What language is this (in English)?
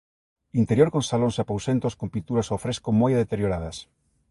Galician